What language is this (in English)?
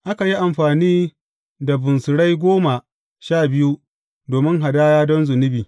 Hausa